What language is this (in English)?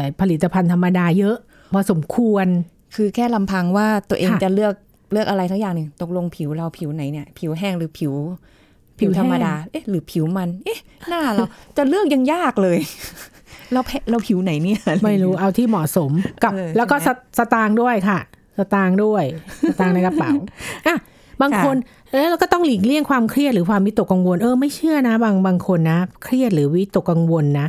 Thai